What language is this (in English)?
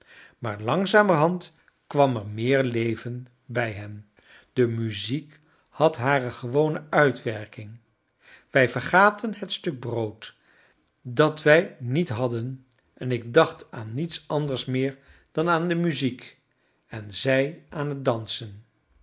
Dutch